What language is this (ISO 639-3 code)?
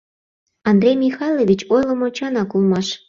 chm